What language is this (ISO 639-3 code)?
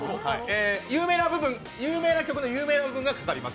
jpn